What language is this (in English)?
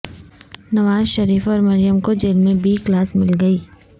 Urdu